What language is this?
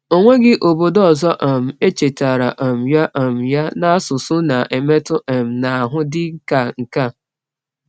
Igbo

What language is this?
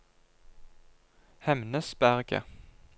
Norwegian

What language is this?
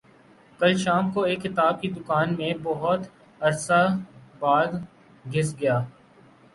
Urdu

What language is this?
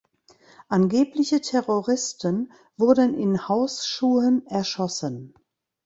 German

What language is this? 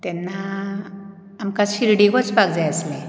Konkani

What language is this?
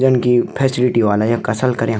Garhwali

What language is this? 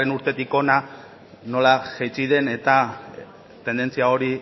Basque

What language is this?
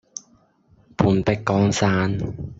Cantonese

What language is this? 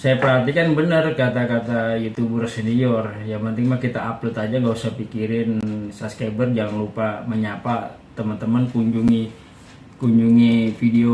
Indonesian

